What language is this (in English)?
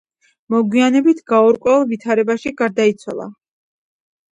Georgian